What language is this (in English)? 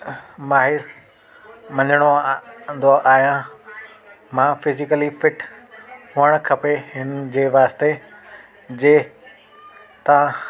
Sindhi